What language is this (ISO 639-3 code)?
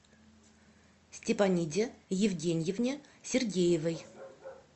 rus